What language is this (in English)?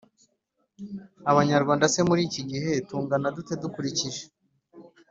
Kinyarwanda